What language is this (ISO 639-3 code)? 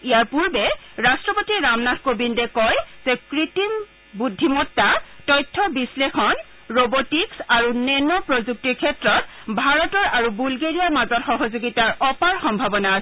asm